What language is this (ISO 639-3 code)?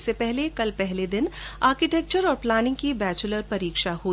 hin